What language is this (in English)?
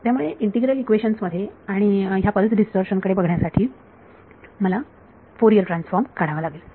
Marathi